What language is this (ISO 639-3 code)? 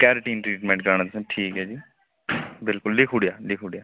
doi